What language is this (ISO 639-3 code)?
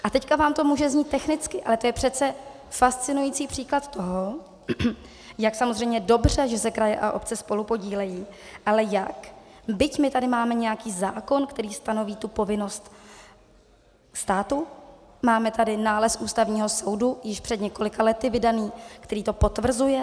ces